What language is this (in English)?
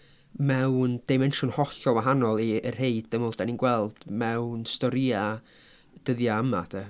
Welsh